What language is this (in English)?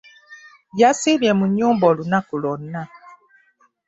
Ganda